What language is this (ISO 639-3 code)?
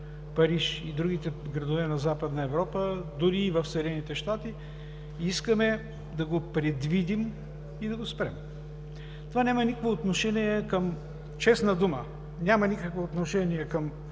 bul